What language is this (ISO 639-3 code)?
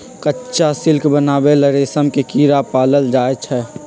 mag